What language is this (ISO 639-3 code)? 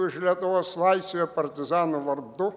lit